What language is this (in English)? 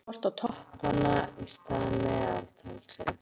Icelandic